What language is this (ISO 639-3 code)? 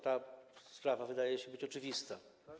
pol